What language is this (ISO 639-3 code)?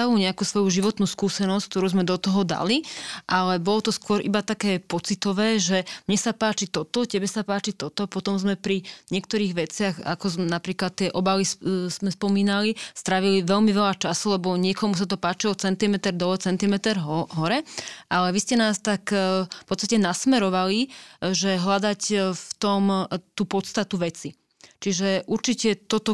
slk